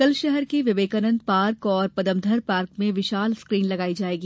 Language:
Hindi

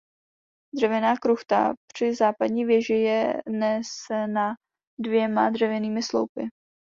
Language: Czech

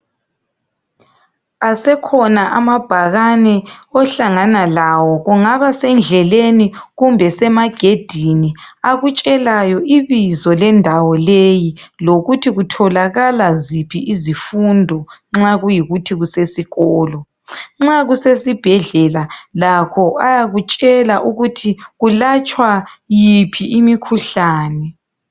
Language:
North Ndebele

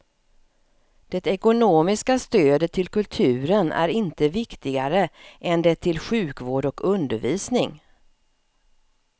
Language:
Swedish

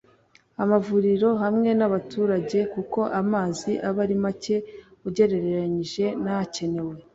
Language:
Kinyarwanda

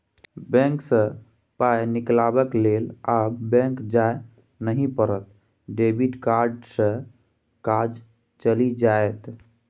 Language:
Maithili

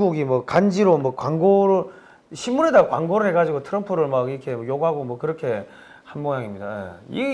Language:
Korean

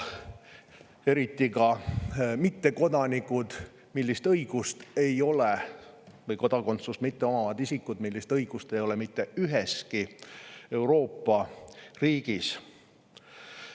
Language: Estonian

